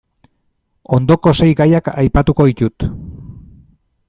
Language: Basque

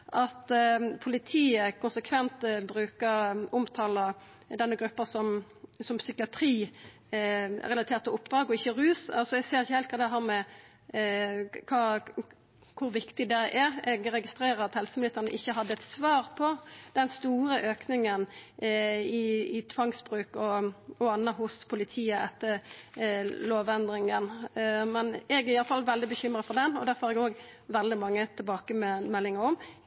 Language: Norwegian Nynorsk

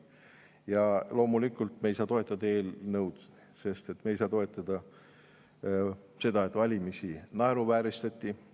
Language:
Estonian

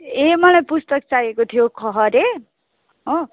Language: Nepali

